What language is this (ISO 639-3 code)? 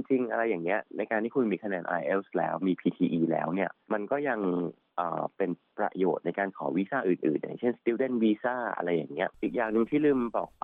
tha